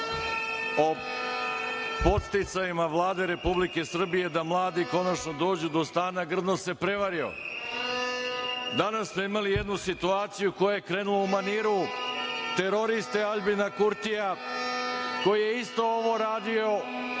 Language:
Serbian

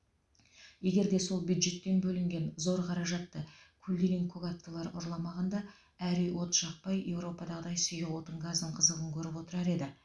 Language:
Kazakh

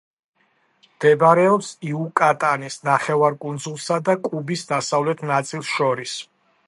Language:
Georgian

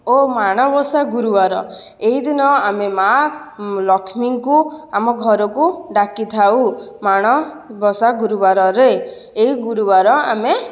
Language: Odia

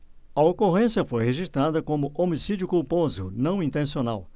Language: Portuguese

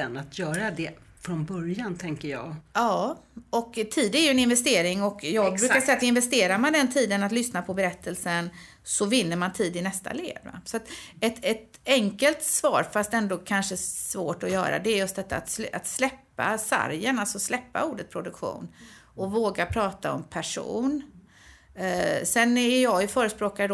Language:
Swedish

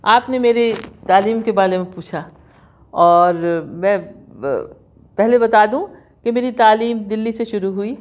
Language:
Urdu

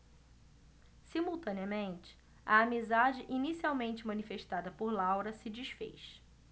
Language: Portuguese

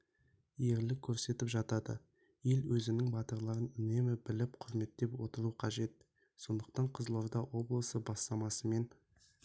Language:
Kazakh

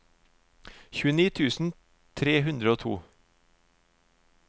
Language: Norwegian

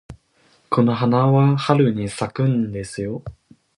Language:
Japanese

